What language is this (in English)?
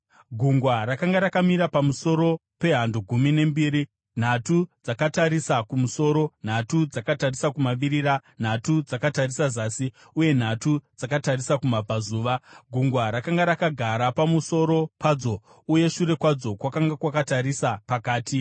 Shona